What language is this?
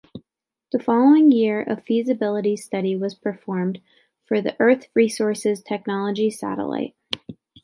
English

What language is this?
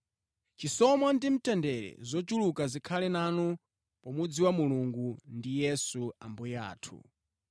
Nyanja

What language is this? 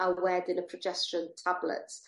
Welsh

